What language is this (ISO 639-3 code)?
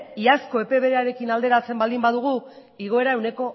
eus